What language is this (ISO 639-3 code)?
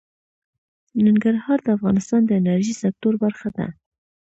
pus